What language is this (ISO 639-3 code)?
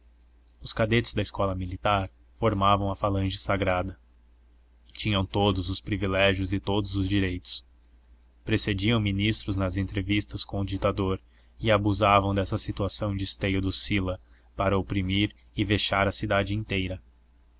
por